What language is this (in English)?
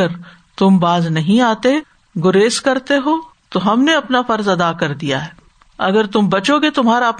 Urdu